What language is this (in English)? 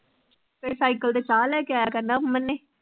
Punjabi